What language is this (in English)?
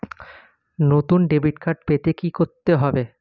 Bangla